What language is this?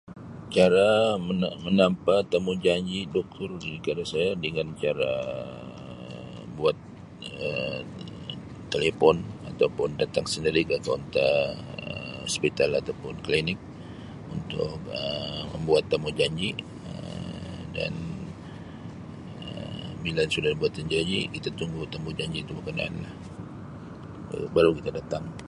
Sabah Malay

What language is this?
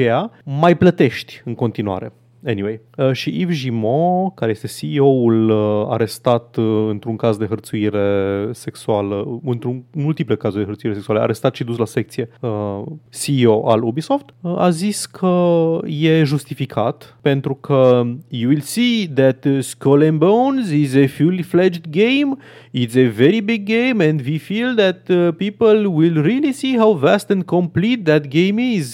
Romanian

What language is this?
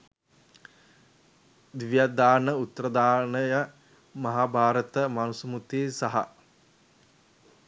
Sinhala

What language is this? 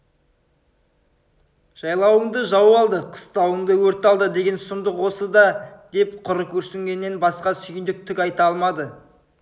Kazakh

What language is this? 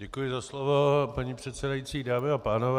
Czech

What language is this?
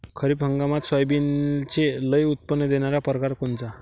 Marathi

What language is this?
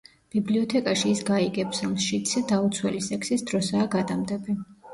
Georgian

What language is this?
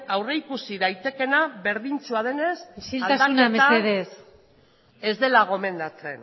Basque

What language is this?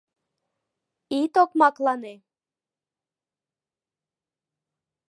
Mari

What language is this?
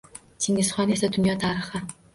Uzbek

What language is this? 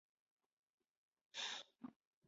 Chinese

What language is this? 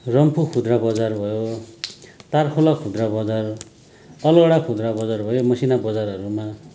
Nepali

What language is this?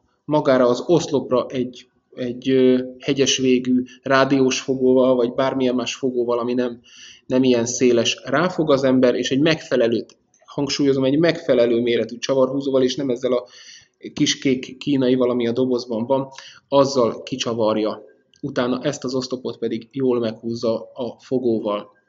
Hungarian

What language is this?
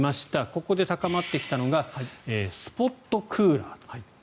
Japanese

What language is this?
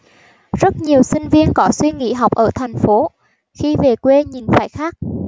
Vietnamese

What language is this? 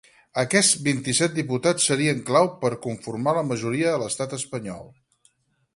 Catalan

